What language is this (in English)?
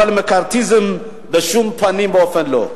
Hebrew